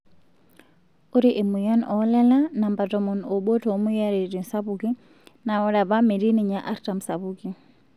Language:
Masai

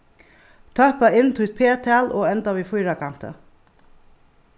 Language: Faroese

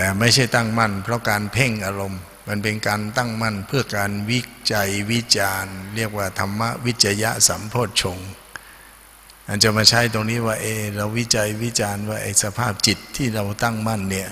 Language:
Thai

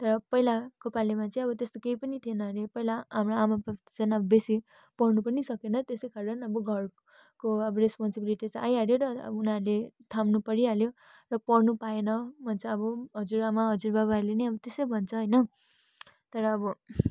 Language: Nepali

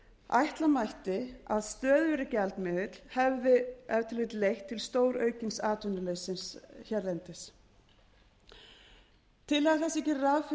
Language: Icelandic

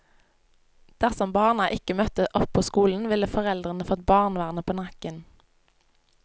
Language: Norwegian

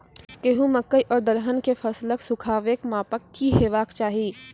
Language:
Maithili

